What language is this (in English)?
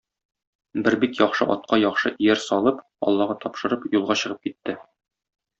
Tatar